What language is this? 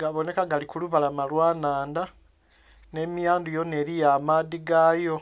Soga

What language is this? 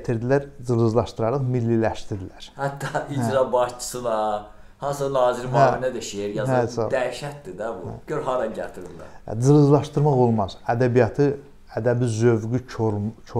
Turkish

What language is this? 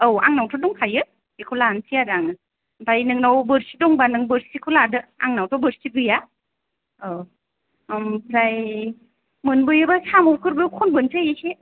Bodo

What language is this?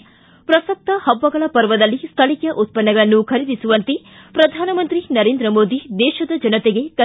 Kannada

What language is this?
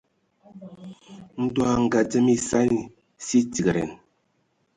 Ewondo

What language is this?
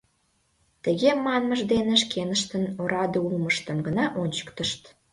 Mari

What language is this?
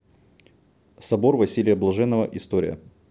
Russian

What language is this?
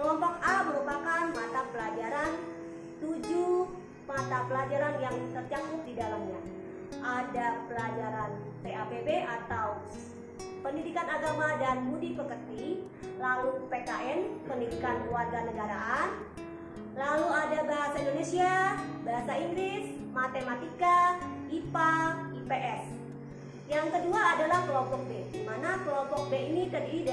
Indonesian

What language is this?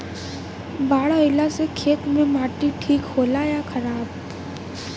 Bhojpuri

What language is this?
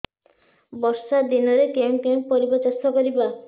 Odia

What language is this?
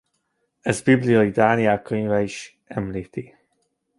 Hungarian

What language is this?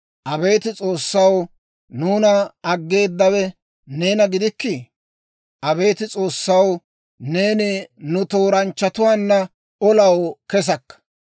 Dawro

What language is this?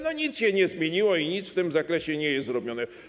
Polish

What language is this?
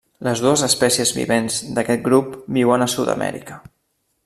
Catalan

